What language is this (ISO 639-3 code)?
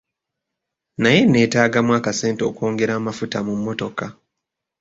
lug